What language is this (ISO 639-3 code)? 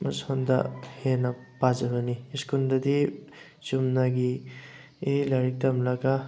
mni